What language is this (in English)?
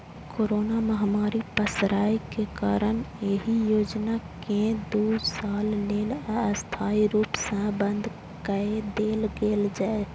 Maithili